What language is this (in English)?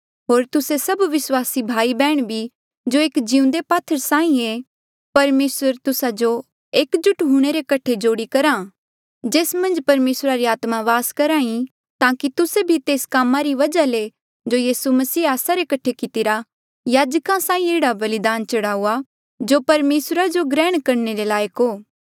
Mandeali